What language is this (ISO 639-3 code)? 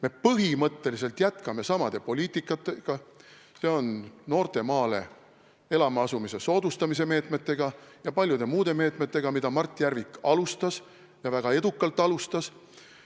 est